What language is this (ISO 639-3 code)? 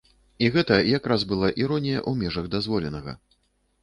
bel